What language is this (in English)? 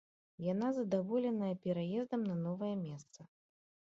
Belarusian